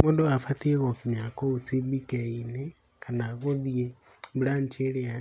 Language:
Kikuyu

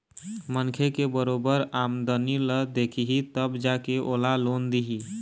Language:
Chhattisgarhi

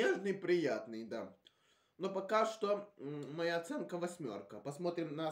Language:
Russian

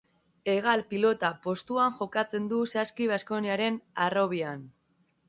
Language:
Basque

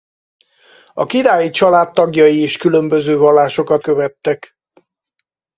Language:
Hungarian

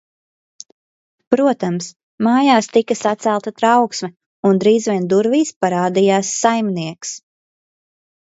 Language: Latvian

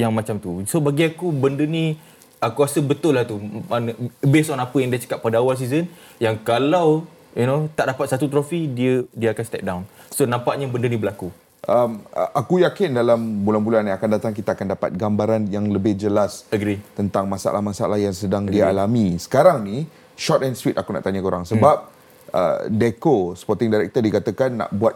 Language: Malay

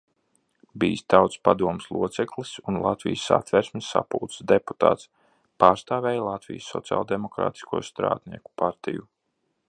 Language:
Latvian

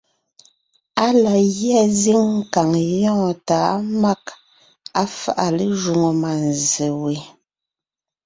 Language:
Ngiemboon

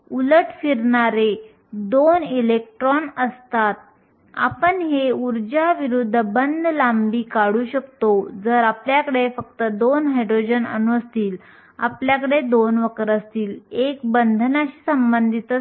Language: Marathi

